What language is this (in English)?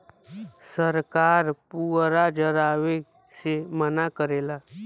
Bhojpuri